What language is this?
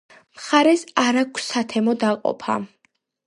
Georgian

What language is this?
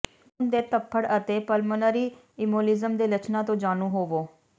Punjabi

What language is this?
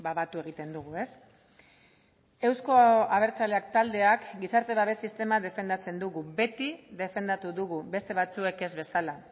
Basque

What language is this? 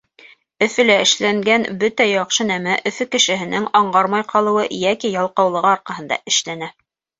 Bashkir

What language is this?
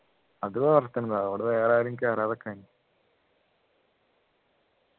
Malayalam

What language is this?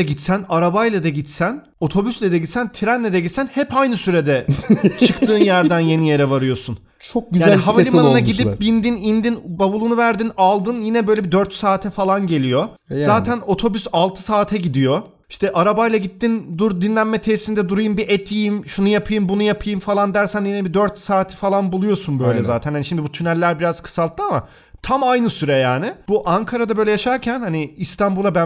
Turkish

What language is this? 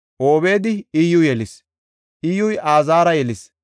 Gofa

